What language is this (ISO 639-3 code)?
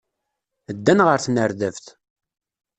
kab